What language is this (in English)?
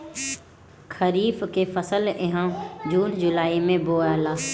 Bhojpuri